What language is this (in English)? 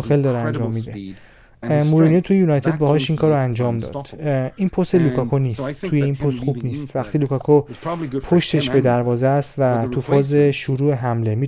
Persian